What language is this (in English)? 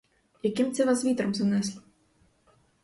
Ukrainian